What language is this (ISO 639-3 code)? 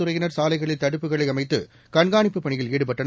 tam